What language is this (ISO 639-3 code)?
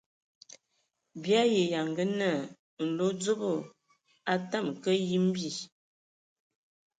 ewo